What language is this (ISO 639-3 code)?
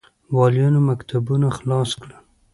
pus